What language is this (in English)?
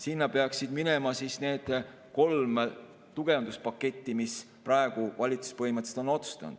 Estonian